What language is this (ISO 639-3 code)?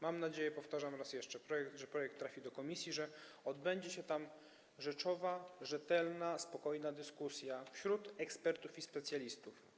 pol